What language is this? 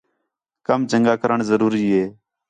Khetrani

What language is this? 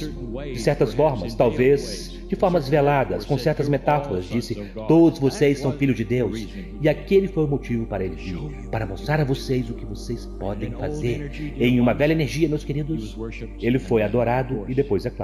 Portuguese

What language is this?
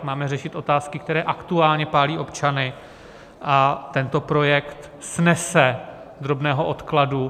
Czech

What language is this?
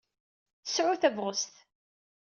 Kabyle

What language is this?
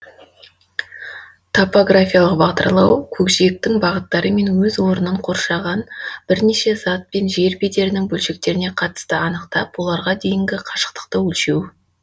Kazakh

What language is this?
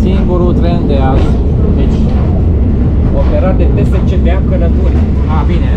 Romanian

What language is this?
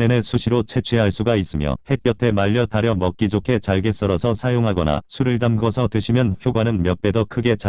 Korean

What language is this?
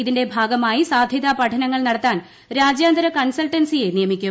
Malayalam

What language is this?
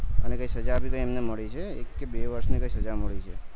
Gujarati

